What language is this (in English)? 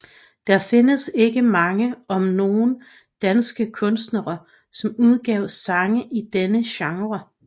Danish